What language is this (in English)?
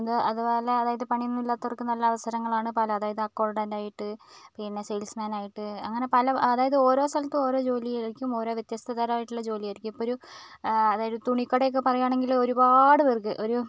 Malayalam